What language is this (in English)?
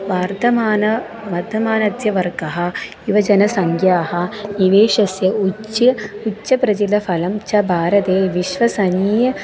Sanskrit